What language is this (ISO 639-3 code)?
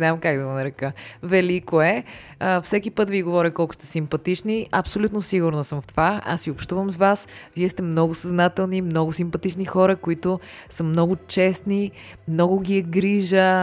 bul